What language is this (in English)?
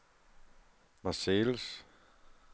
Danish